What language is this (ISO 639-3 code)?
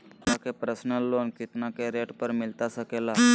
mag